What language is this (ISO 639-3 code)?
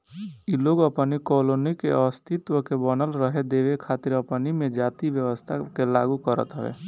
bho